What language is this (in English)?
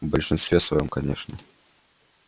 Russian